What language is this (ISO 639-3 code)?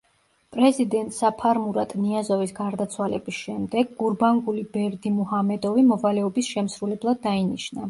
kat